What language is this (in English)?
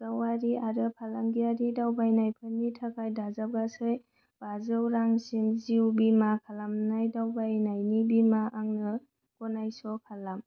Bodo